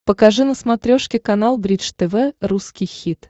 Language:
Russian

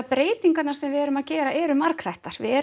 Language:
Icelandic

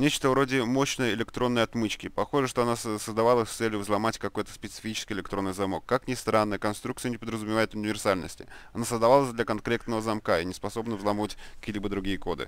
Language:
Russian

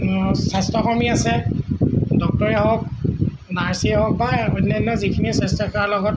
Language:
Assamese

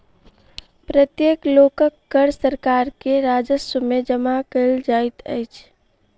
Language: Maithili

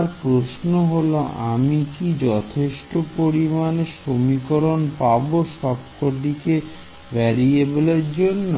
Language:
Bangla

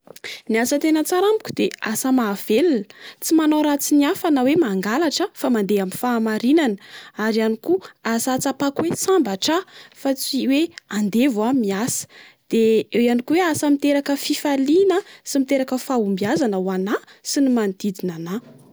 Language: Malagasy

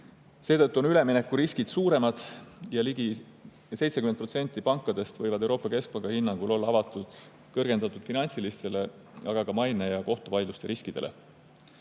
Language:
Estonian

